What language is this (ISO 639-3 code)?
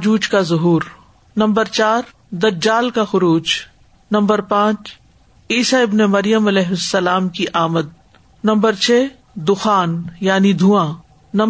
urd